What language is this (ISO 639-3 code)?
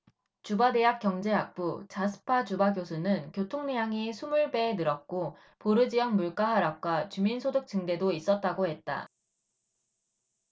kor